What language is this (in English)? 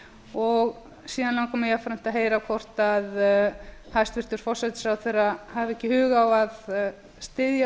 Icelandic